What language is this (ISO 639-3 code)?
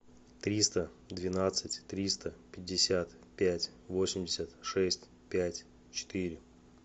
rus